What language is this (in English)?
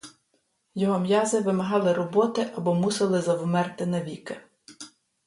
Ukrainian